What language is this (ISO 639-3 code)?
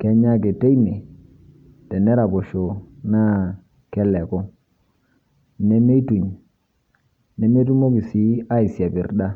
mas